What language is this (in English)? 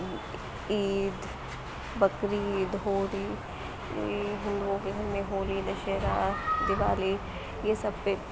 Urdu